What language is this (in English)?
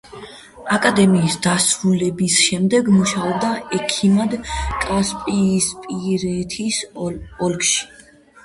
Georgian